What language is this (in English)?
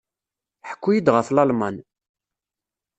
Kabyle